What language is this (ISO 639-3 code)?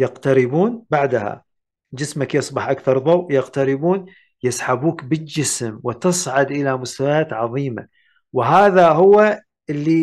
ara